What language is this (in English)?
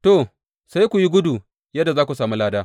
Hausa